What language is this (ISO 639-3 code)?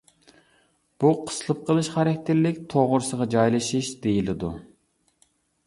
uig